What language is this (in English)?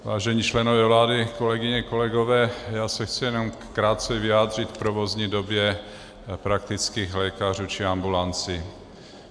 Czech